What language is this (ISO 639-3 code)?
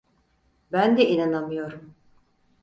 tur